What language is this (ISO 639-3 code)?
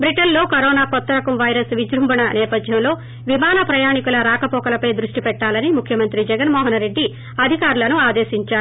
tel